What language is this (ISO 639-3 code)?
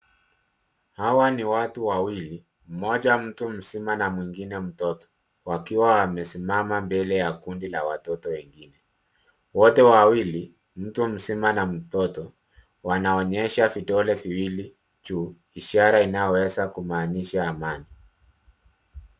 swa